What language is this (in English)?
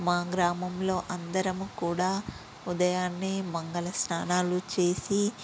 Telugu